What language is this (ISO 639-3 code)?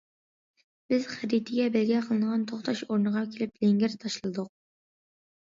uig